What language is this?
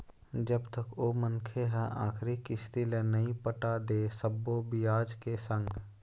Chhattisgarhi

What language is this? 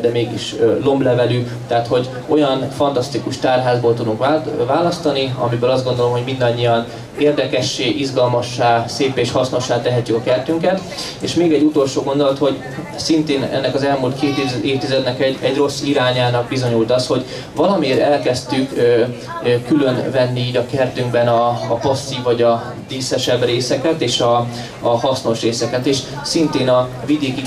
Hungarian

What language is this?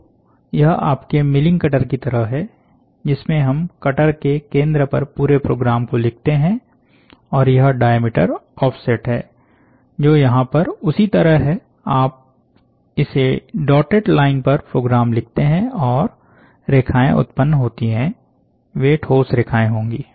Hindi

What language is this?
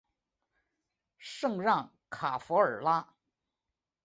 Chinese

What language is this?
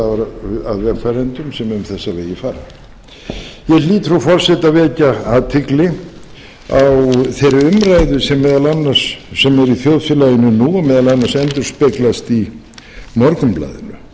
Icelandic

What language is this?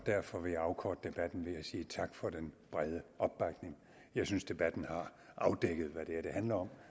Danish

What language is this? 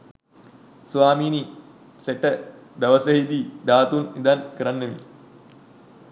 Sinhala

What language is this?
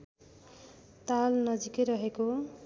Nepali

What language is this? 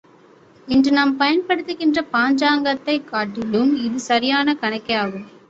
Tamil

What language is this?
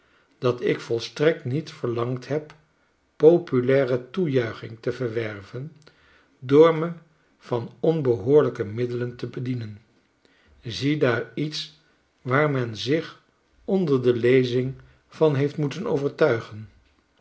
Dutch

